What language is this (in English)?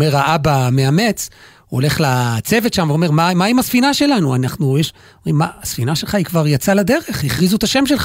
Hebrew